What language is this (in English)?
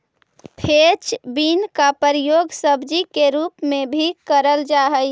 Magahi